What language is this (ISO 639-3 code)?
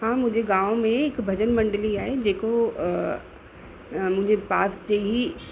snd